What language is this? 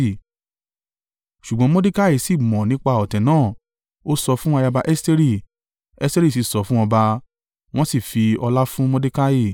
Yoruba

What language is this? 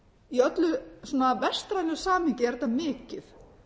Icelandic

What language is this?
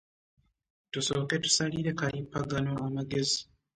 Ganda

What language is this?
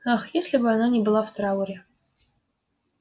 Russian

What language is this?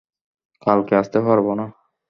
Bangla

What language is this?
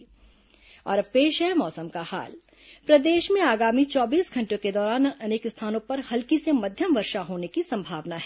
Hindi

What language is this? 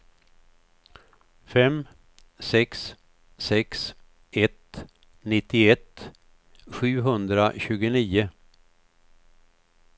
Swedish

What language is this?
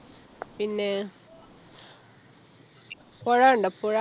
Malayalam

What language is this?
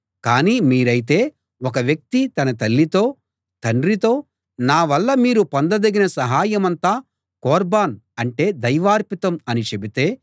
Telugu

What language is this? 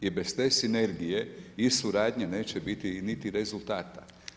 Croatian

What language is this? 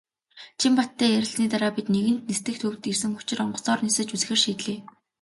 Mongolian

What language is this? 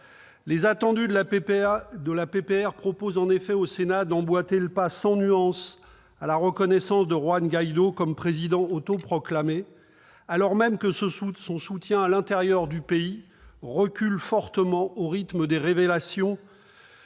French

